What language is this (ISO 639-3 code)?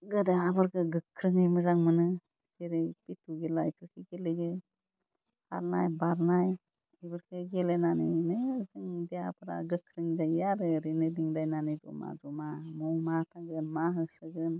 brx